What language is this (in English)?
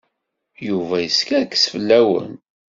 Kabyle